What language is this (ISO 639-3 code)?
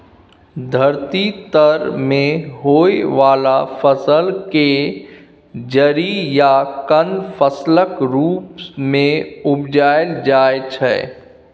mai